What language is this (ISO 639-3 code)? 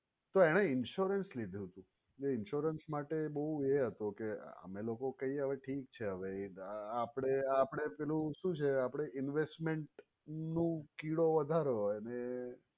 guj